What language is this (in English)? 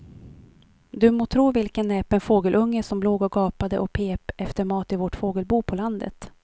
Swedish